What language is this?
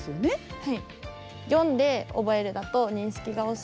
Japanese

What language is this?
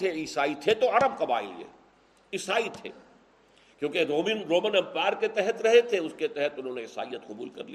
Urdu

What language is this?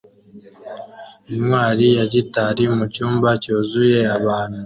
Kinyarwanda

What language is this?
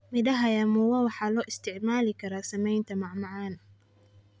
Somali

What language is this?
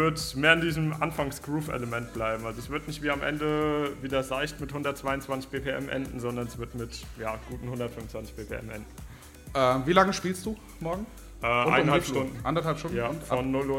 German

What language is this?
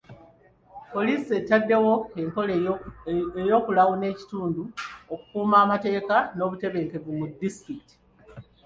Ganda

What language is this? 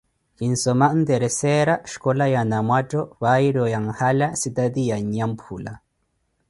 Koti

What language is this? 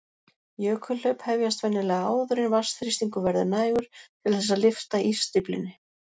Icelandic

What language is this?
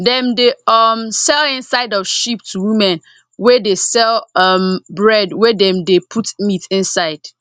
Nigerian Pidgin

